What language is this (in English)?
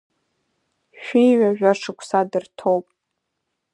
Abkhazian